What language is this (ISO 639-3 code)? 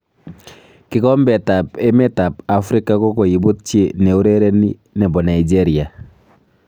kln